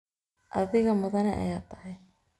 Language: Somali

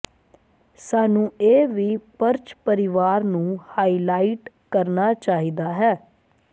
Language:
Punjabi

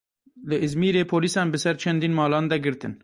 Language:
Kurdish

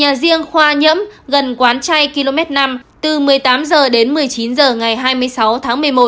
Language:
Vietnamese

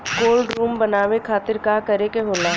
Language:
Bhojpuri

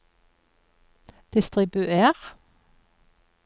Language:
Norwegian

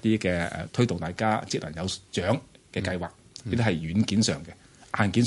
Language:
Chinese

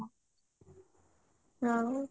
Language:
Odia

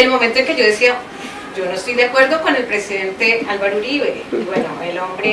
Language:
Spanish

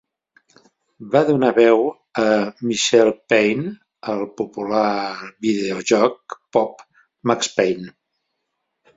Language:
Catalan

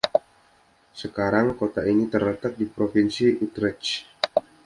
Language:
Indonesian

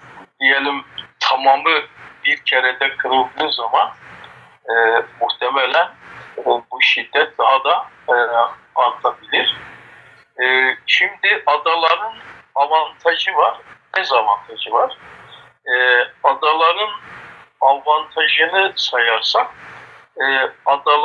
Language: Turkish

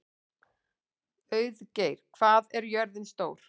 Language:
Icelandic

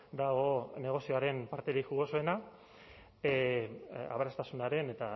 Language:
Basque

